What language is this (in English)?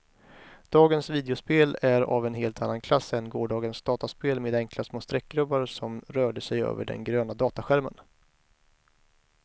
Swedish